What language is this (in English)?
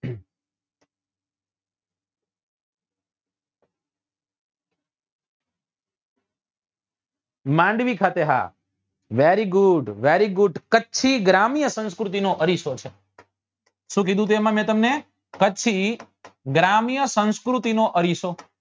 Gujarati